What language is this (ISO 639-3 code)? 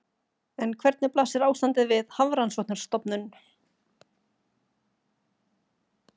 isl